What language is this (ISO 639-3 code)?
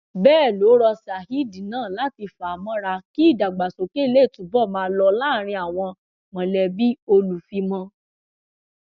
yor